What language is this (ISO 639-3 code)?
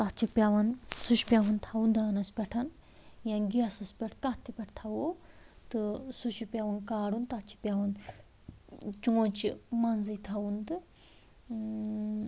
kas